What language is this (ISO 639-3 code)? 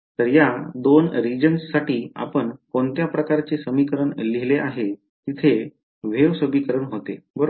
mar